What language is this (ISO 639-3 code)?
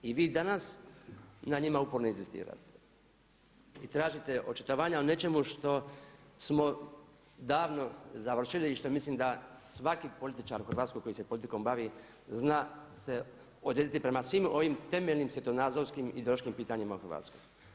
hrv